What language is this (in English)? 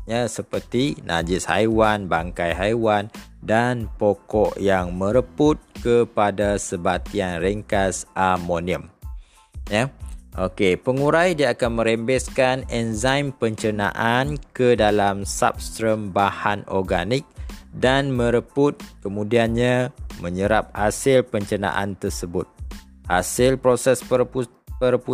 Malay